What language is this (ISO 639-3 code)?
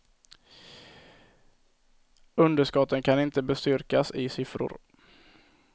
swe